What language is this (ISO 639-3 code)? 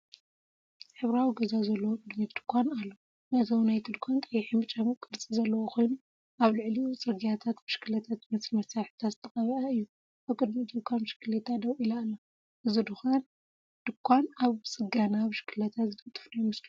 tir